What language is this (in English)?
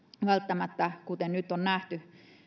Finnish